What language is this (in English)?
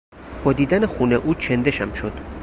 Persian